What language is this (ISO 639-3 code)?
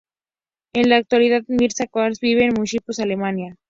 spa